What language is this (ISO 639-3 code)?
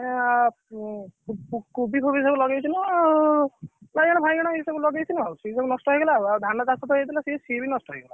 ori